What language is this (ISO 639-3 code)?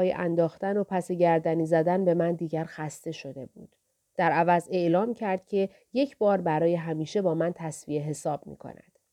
fas